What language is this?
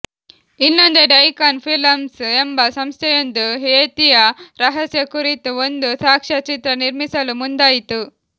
Kannada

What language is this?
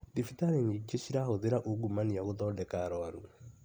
Kikuyu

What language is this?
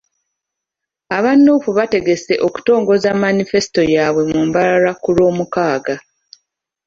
Ganda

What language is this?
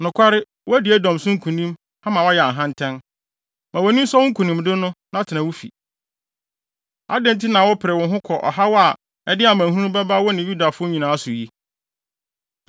Akan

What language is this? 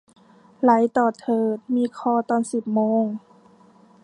Thai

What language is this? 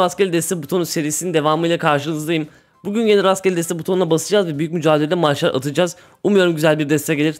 Turkish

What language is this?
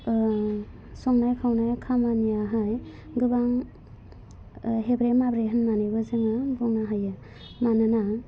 Bodo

